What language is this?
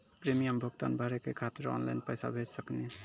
Maithili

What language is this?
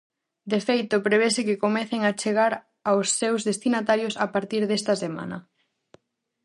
Galician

